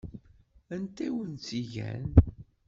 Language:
Kabyle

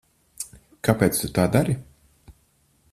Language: Latvian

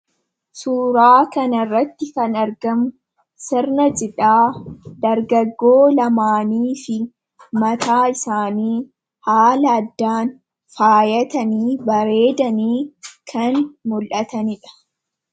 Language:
Oromo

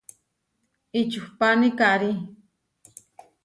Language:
Huarijio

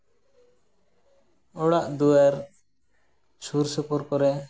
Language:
Santali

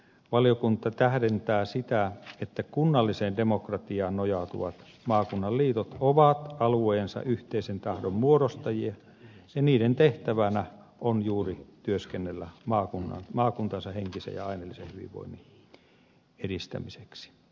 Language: Finnish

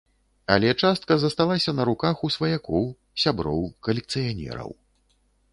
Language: Belarusian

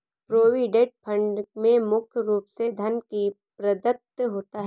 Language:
Hindi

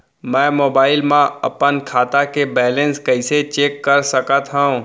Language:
Chhattisgarhi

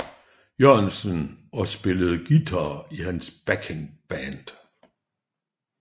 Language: Danish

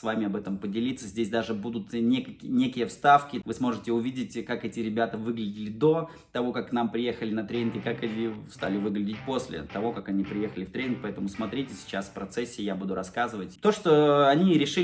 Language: Russian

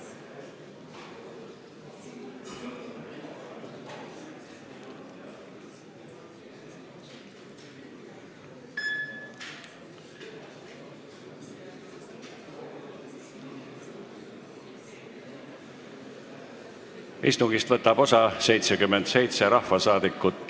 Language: Estonian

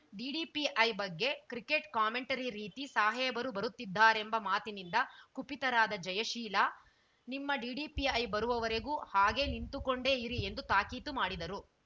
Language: Kannada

